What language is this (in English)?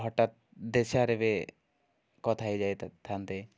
Odia